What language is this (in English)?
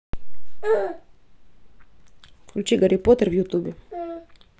Russian